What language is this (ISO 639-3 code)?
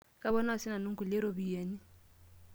mas